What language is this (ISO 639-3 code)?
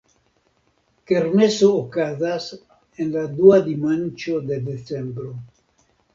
epo